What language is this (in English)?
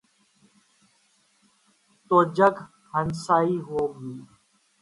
Urdu